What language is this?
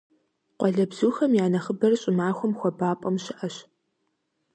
Kabardian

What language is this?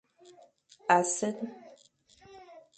Fang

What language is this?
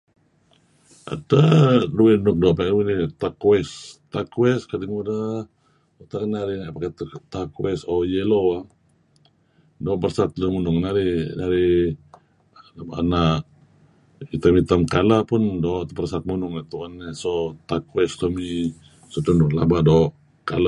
Kelabit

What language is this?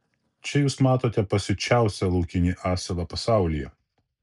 Lithuanian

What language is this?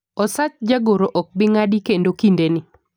Luo (Kenya and Tanzania)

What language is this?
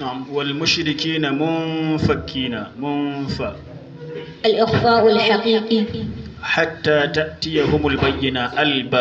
Arabic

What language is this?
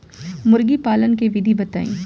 Bhojpuri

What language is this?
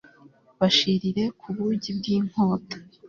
Kinyarwanda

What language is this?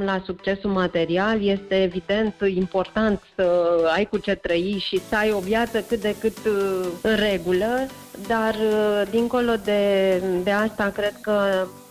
Romanian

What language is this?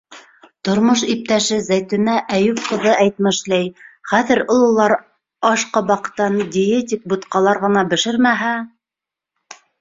Bashkir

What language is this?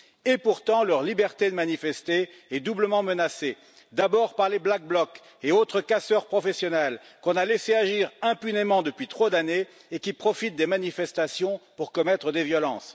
French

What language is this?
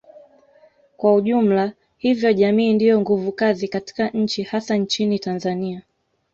Swahili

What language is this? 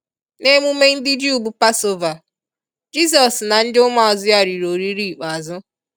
Igbo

